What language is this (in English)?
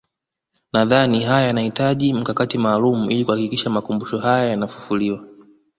Swahili